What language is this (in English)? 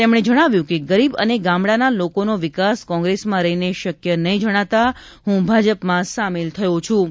Gujarati